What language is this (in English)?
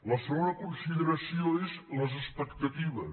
Catalan